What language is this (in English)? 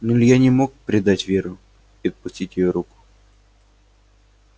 Russian